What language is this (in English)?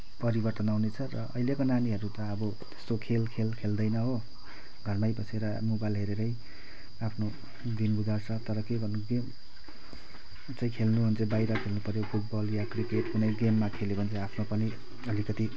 Nepali